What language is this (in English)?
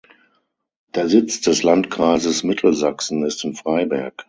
German